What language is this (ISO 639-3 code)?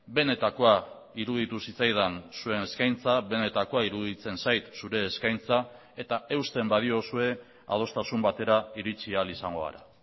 eus